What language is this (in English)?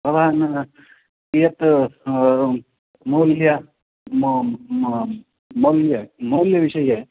Sanskrit